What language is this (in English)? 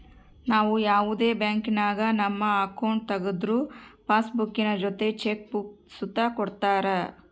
Kannada